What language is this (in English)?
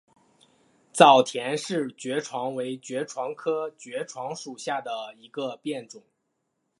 Chinese